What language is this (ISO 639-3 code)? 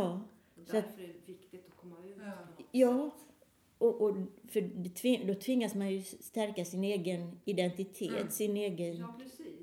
swe